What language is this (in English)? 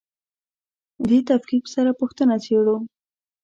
Pashto